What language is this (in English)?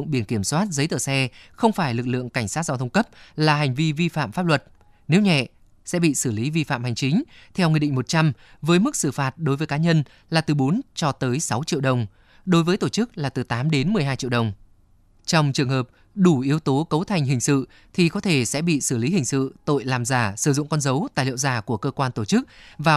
Vietnamese